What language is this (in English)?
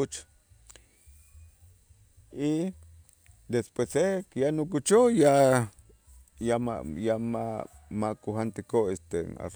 Itzá